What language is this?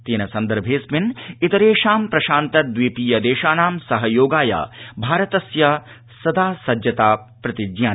Sanskrit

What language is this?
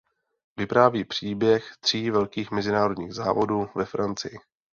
Czech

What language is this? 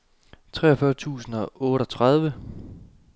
Danish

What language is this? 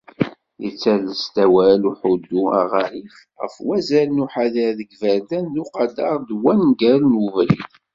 Kabyle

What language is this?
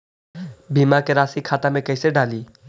Magahi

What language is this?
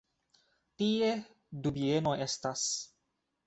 Esperanto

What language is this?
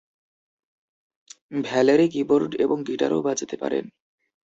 Bangla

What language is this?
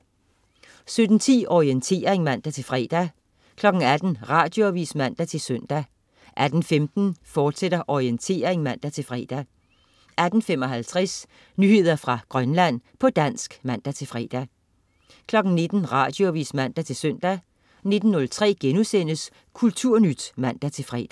Danish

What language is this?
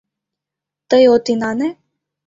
Mari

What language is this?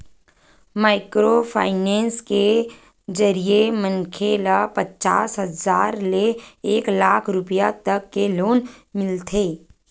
Chhattisgarhi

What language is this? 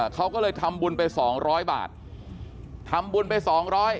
Thai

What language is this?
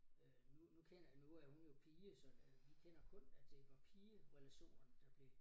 Danish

